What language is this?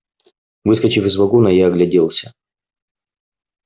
Russian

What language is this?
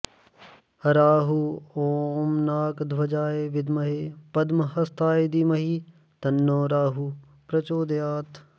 Sanskrit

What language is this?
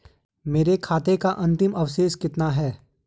Hindi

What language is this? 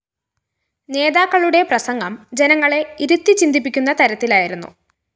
Malayalam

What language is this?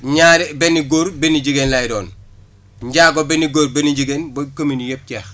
Wolof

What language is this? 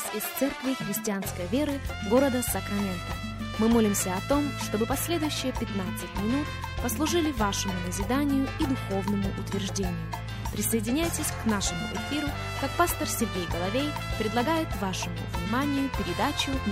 Russian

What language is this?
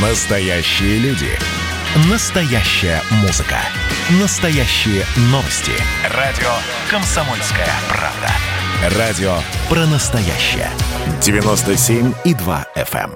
Russian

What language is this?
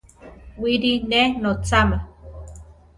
Central Tarahumara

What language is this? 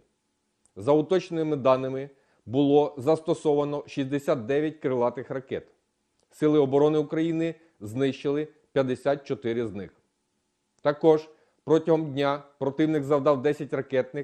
Ukrainian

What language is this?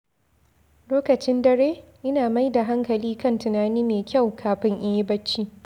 Hausa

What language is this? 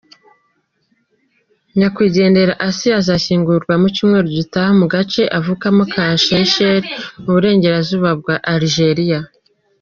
Kinyarwanda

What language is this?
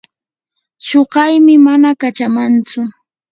Yanahuanca Pasco Quechua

